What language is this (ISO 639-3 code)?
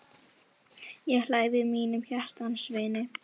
isl